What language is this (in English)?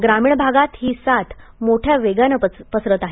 Marathi